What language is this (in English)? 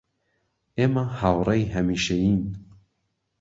Central Kurdish